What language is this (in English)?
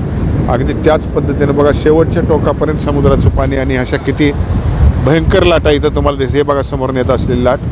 Marathi